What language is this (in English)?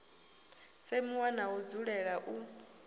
Venda